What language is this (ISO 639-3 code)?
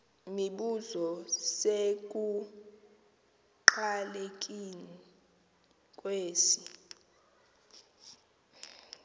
xho